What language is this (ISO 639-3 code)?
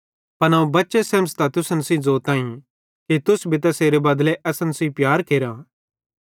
bhd